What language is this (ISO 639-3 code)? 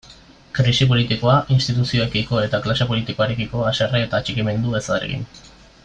eus